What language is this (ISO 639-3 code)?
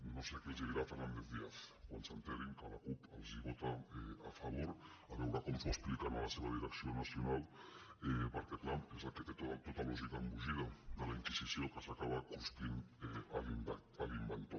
cat